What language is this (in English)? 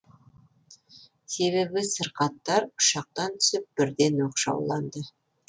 Kazakh